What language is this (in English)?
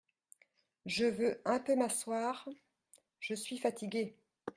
French